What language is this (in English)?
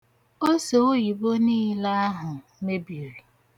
Igbo